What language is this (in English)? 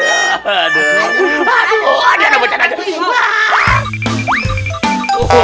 Indonesian